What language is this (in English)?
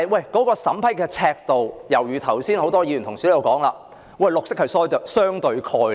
Cantonese